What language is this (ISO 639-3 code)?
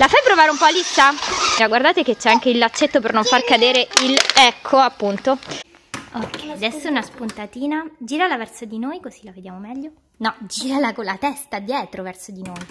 ita